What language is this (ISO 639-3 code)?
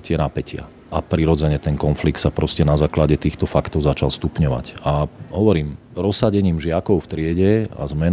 slk